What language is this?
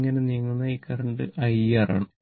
Malayalam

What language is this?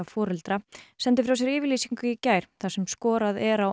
Icelandic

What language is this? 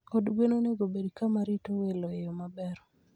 Luo (Kenya and Tanzania)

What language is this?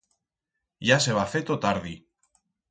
Aragonese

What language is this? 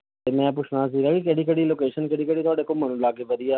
Punjabi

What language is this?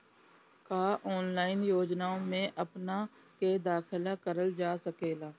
Bhojpuri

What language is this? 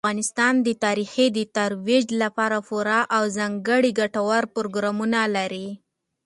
Pashto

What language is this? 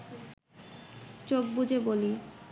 Bangla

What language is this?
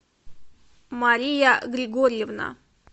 Russian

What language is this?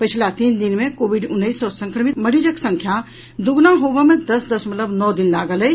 Maithili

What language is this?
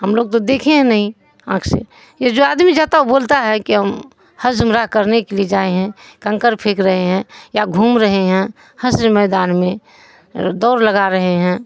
Urdu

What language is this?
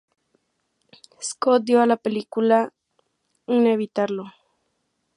Spanish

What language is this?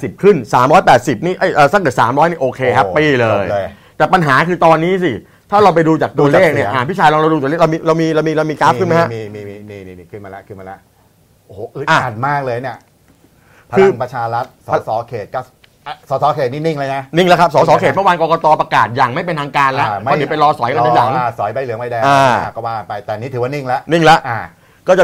Thai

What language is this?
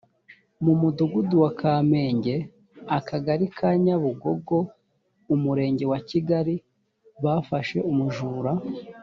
Kinyarwanda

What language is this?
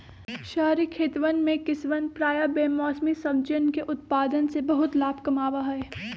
Magahi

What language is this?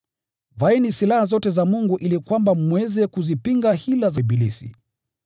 Swahili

